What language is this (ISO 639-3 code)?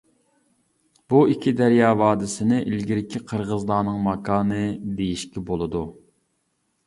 uig